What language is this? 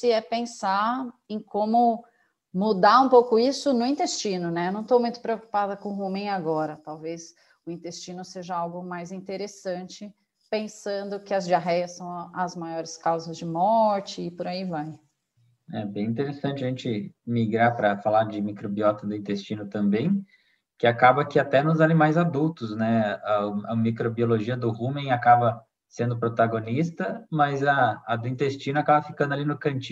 Portuguese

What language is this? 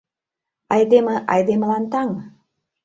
Mari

